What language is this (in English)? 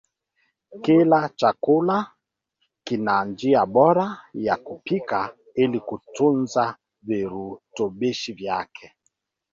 Swahili